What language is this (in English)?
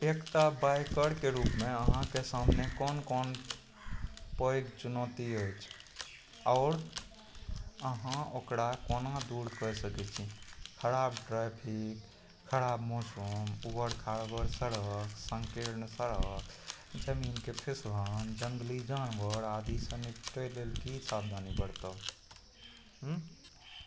Maithili